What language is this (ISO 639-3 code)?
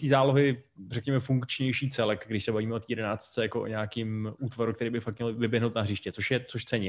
ces